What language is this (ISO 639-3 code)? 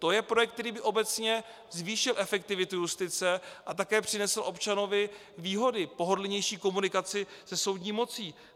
ces